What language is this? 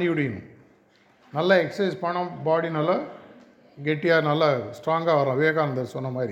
Tamil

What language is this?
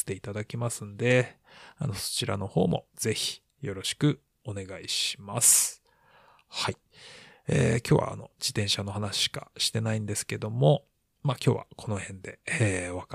Japanese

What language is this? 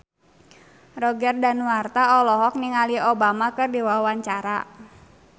Sundanese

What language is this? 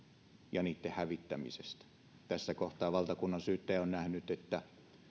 Finnish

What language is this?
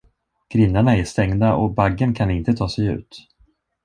Swedish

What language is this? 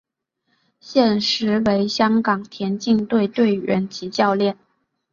Chinese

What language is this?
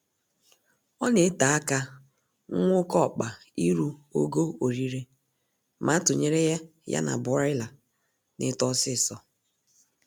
Igbo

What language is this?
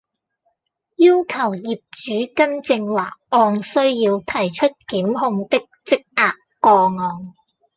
Cantonese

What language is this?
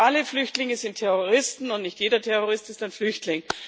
German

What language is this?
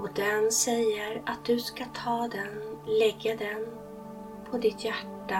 Swedish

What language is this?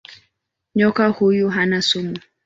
Swahili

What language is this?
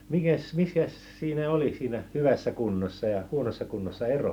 Finnish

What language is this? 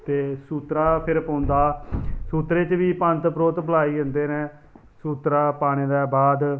Dogri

